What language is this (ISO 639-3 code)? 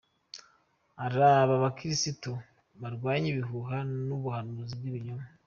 kin